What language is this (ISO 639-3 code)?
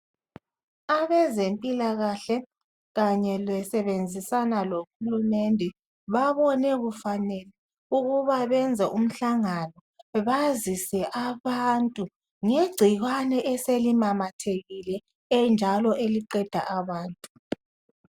nde